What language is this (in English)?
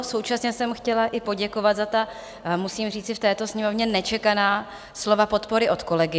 Czech